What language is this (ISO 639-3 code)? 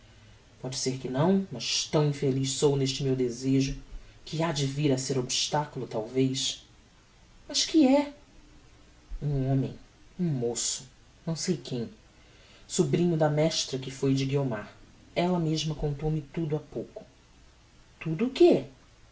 por